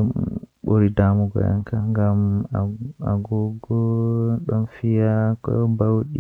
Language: Western Niger Fulfulde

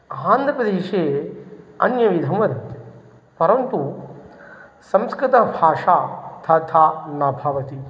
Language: Sanskrit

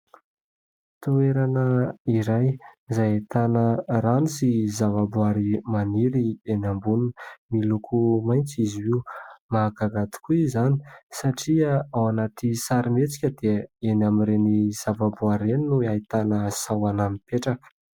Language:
Malagasy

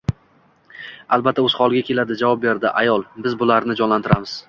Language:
Uzbek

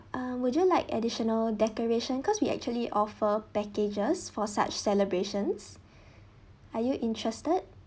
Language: English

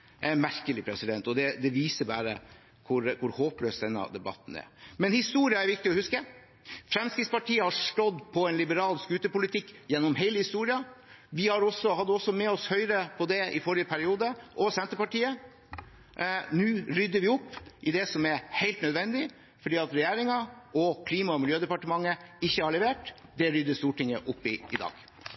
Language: Norwegian Bokmål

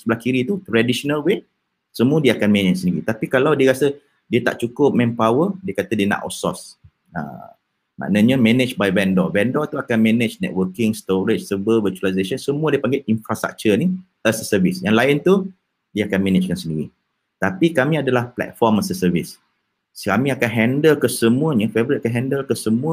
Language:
Malay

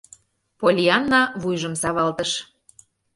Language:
Mari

